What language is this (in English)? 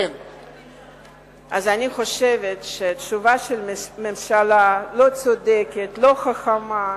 Hebrew